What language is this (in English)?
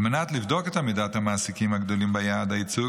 Hebrew